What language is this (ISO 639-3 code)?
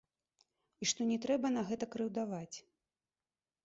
bel